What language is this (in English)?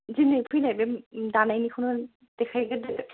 Bodo